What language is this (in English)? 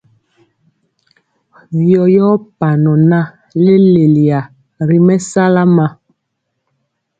Mpiemo